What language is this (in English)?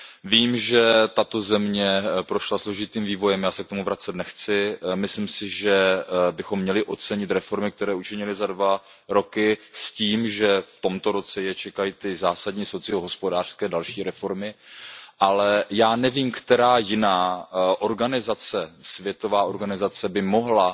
Czech